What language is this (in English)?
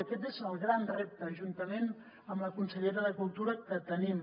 Catalan